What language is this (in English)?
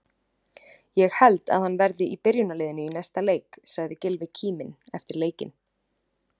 Icelandic